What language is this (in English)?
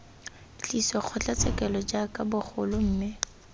Tswana